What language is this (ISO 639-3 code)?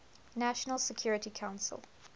eng